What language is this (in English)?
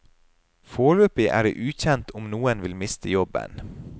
Norwegian